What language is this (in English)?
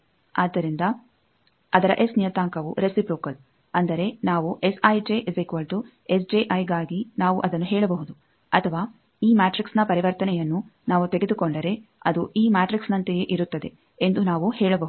Kannada